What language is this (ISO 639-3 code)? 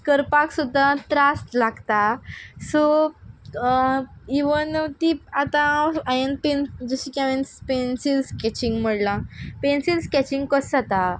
kok